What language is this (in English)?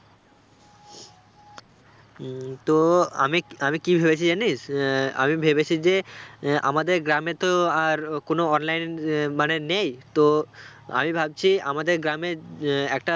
Bangla